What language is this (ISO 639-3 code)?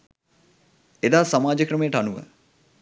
sin